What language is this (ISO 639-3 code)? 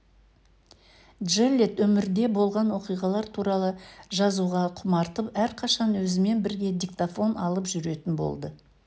kaz